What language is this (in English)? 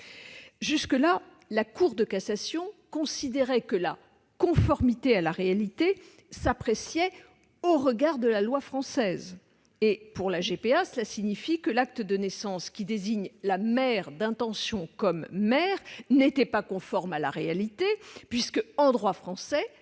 French